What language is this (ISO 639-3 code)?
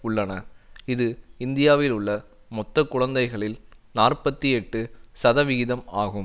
tam